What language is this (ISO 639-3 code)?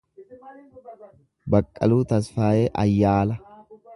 orm